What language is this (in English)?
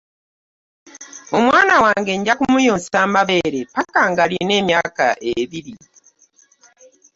Ganda